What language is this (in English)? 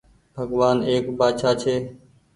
Goaria